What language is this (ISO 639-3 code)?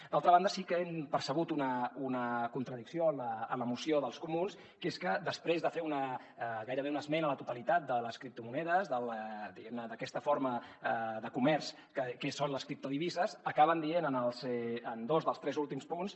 cat